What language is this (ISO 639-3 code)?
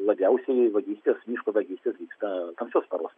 lit